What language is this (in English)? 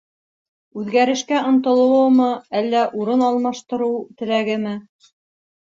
Bashkir